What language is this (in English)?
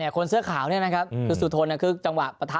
Thai